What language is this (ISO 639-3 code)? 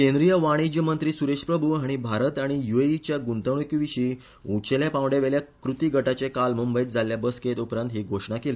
kok